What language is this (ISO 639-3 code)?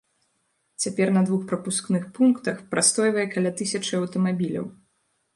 bel